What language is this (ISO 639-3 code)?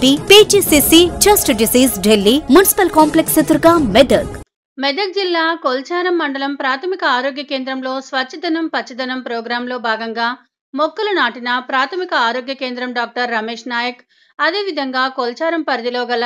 tel